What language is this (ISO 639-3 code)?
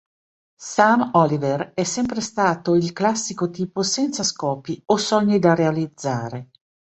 ita